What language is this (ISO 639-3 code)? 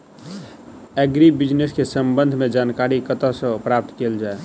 mai